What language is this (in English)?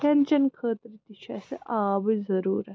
Kashmiri